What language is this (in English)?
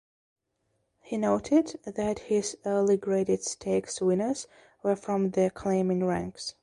English